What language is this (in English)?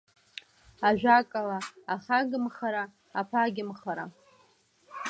Abkhazian